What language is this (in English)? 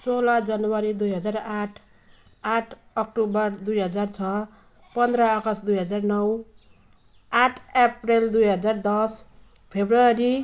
Nepali